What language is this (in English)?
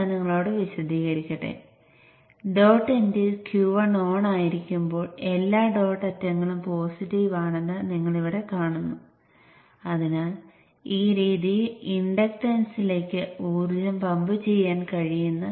Malayalam